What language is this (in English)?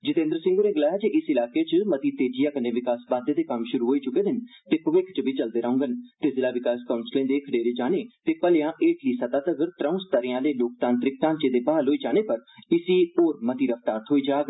Dogri